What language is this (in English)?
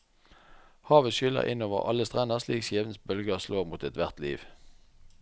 Norwegian